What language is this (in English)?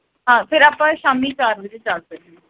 Punjabi